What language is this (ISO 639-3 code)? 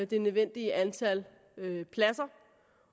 dan